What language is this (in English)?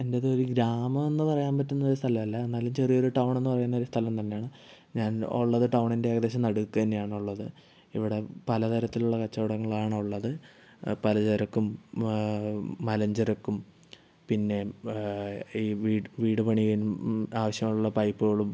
Malayalam